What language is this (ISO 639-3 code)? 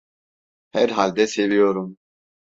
tur